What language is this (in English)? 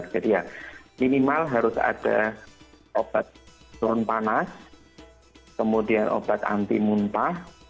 Indonesian